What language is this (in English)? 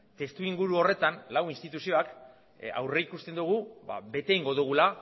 Basque